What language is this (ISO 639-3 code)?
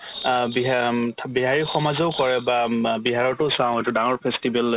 asm